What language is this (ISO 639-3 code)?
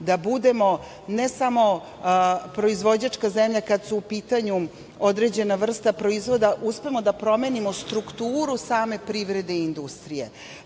srp